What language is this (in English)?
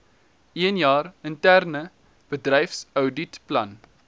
Afrikaans